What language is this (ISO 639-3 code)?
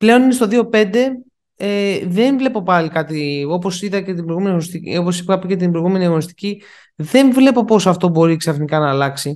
ell